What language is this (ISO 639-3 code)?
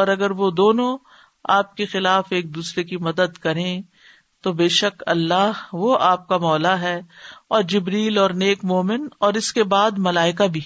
urd